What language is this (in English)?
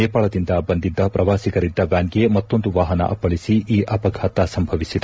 Kannada